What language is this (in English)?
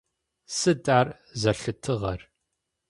Adyghe